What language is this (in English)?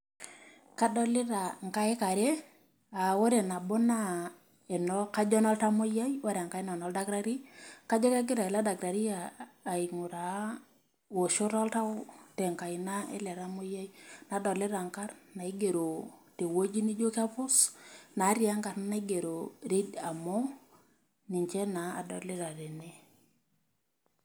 Masai